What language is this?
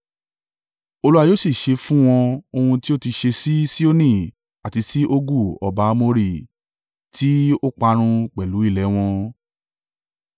Yoruba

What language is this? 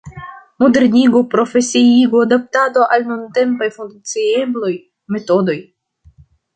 Esperanto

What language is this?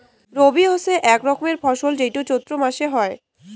Bangla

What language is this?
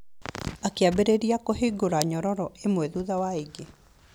Kikuyu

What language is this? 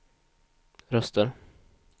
Swedish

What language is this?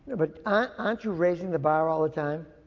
English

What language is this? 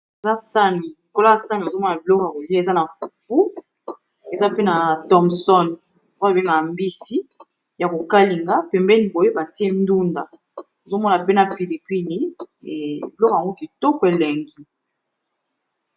Lingala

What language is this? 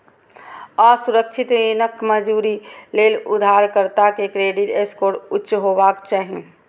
Maithili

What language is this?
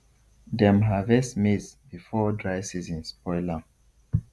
Nigerian Pidgin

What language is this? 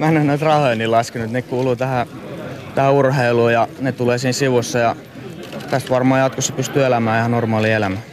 Finnish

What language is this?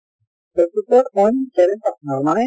Assamese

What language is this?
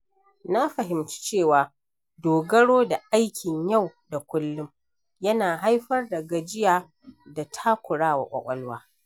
Hausa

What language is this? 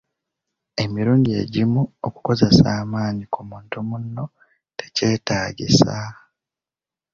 Ganda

